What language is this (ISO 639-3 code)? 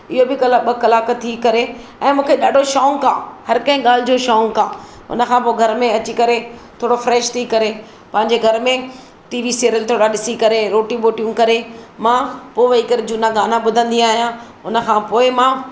snd